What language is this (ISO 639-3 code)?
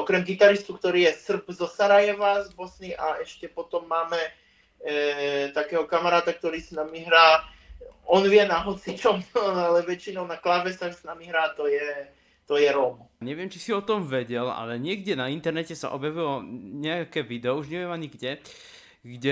slk